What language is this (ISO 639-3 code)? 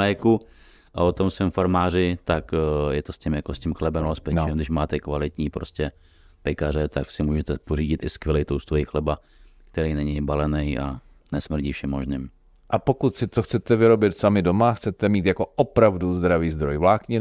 ces